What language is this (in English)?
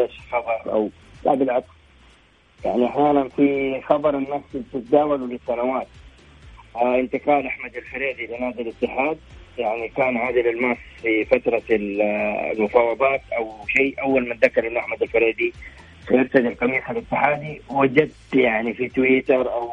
Arabic